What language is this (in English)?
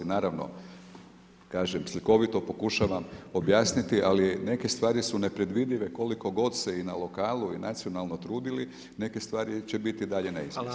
Croatian